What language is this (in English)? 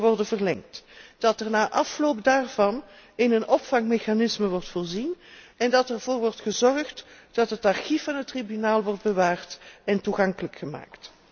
Dutch